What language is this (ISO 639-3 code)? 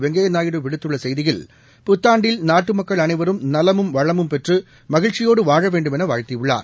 tam